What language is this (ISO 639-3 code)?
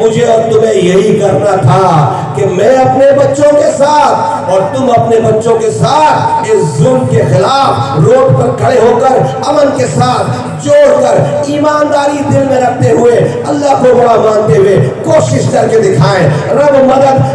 urd